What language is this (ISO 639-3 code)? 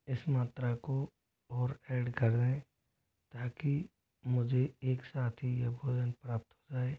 hin